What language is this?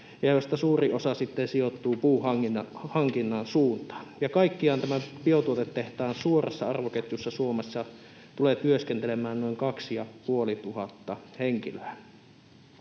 Finnish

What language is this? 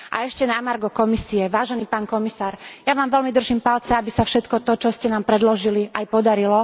Slovak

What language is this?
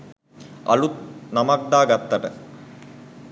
Sinhala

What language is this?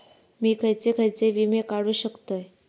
Marathi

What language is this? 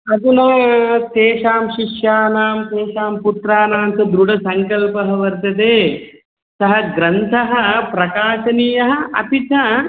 Sanskrit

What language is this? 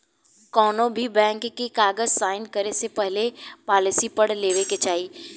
Bhojpuri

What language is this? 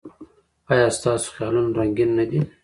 Pashto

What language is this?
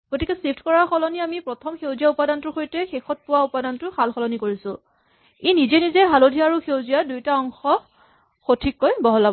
Assamese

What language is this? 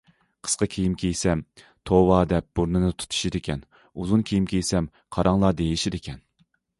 Uyghur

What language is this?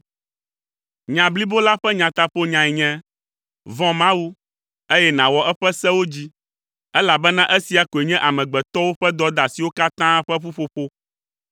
Ewe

